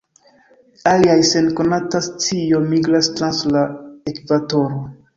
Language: Esperanto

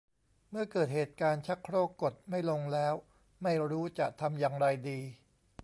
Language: Thai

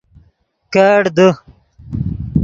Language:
Yidgha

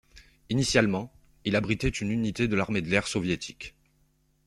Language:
French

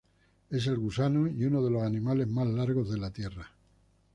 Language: Spanish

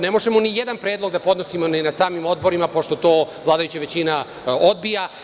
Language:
Serbian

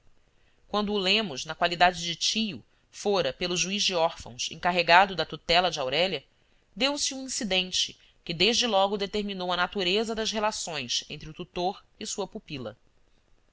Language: Portuguese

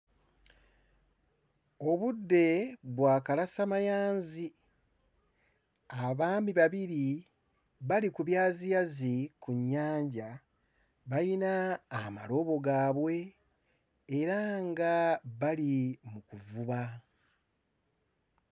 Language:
Ganda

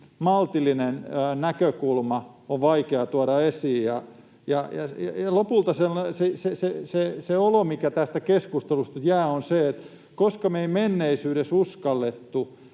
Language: Finnish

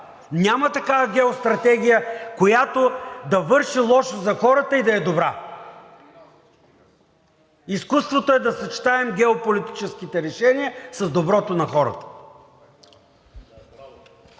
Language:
Bulgarian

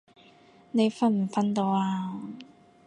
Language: Cantonese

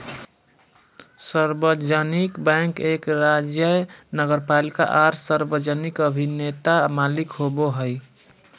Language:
Magahi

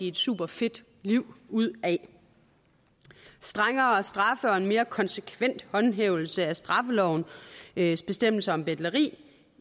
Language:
Danish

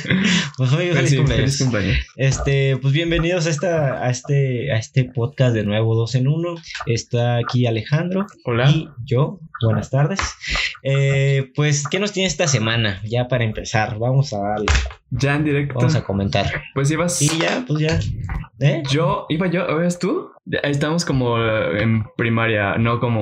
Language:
Spanish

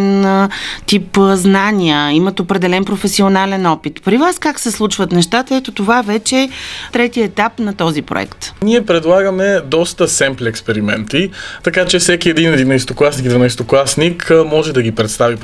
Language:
Bulgarian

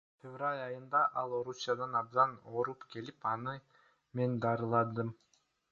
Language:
Kyrgyz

